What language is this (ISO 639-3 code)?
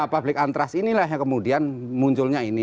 ind